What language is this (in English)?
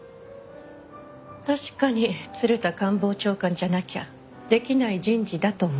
Japanese